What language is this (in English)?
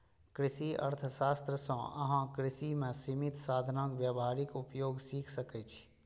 Maithili